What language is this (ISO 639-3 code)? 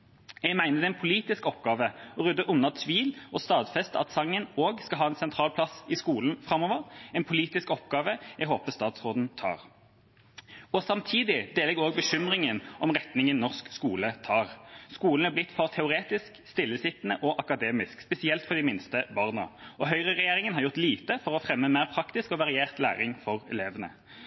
nob